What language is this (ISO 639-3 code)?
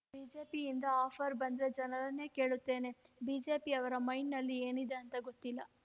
kan